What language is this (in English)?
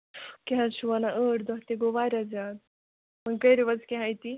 Kashmiri